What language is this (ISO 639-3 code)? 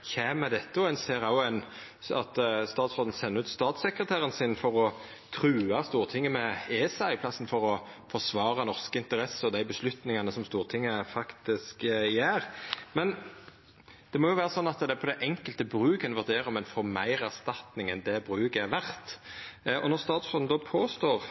nno